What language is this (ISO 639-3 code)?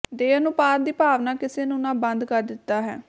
pan